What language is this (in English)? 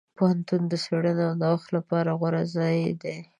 Pashto